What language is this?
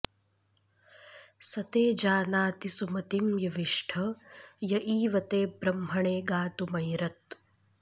Sanskrit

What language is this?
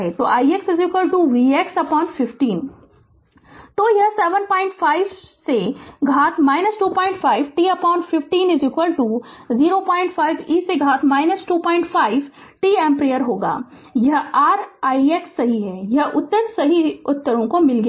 Hindi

